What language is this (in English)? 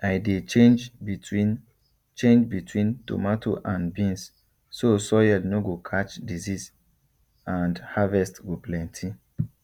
Nigerian Pidgin